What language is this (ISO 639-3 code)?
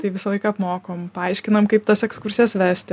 lit